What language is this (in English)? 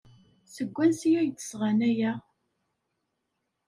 Kabyle